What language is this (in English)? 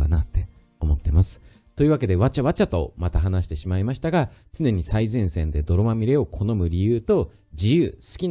Japanese